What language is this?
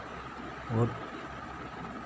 Dogri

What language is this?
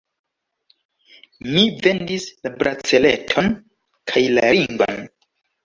Esperanto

